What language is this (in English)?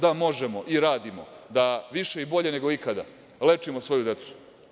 Serbian